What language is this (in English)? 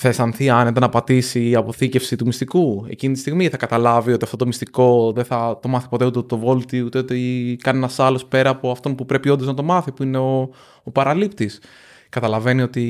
Greek